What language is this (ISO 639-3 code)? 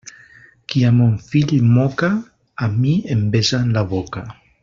cat